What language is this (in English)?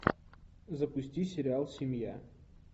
Russian